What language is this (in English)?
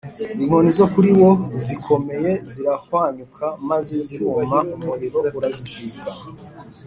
Kinyarwanda